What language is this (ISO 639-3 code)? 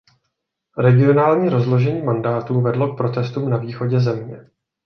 ces